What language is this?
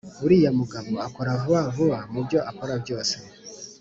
Kinyarwanda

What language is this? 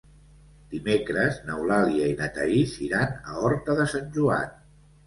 Catalan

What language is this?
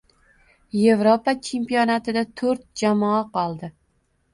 Uzbek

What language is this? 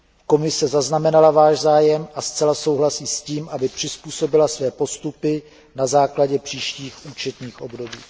Czech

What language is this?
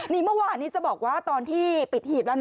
Thai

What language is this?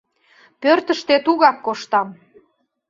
Mari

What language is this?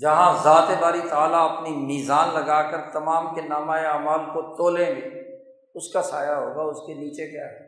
Urdu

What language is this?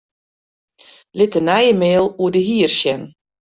Western Frisian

